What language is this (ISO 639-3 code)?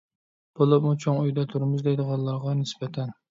uig